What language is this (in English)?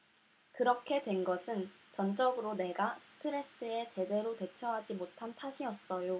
Korean